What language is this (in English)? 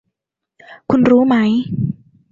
Thai